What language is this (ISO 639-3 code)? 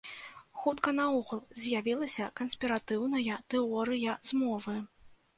bel